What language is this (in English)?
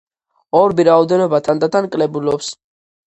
Georgian